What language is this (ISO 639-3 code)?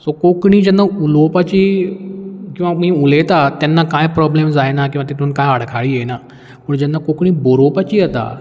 kok